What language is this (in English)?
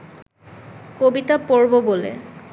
Bangla